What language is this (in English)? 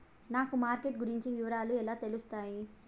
Telugu